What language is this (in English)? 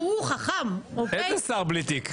Hebrew